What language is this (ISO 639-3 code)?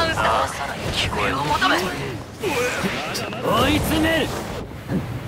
jpn